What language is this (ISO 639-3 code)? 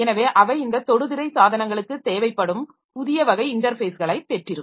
tam